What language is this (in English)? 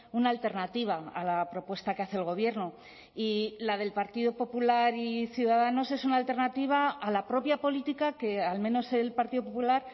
Spanish